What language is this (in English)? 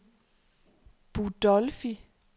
Danish